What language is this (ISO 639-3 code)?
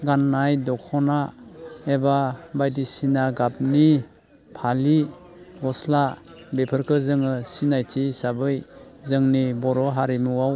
brx